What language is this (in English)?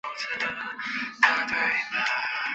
Chinese